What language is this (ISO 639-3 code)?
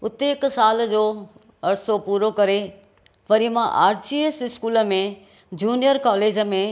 snd